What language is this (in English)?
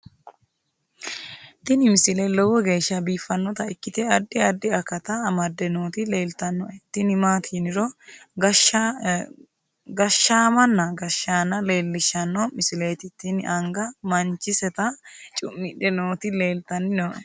Sidamo